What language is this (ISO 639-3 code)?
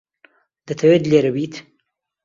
ckb